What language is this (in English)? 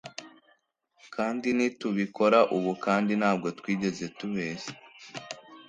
Kinyarwanda